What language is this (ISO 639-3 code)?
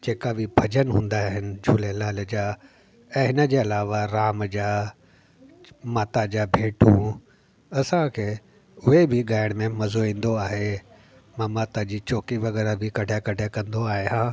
snd